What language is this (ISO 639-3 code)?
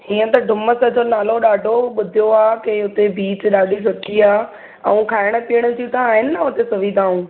snd